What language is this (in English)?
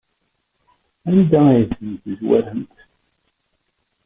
Kabyle